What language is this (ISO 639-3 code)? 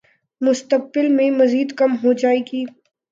urd